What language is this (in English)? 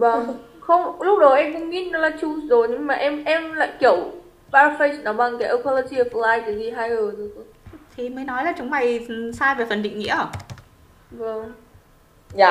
Vietnamese